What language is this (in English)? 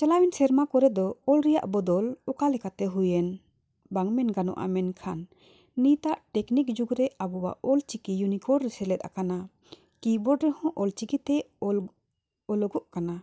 Santali